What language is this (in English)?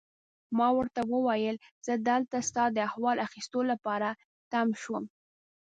Pashto